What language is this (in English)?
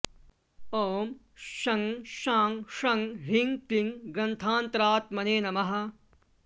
Sanskrit